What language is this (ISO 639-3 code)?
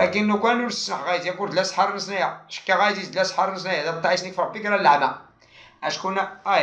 ara